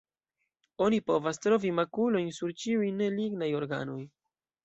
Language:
Esperanto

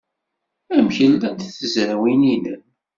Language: Kabyle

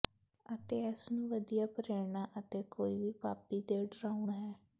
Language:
Punjabi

